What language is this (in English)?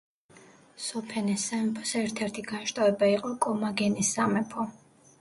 Georgian